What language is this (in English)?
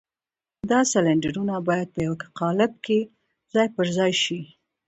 Pashto